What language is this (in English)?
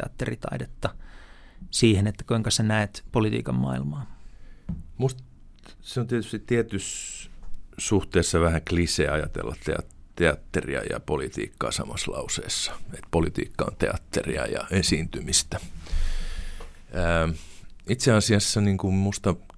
Finnish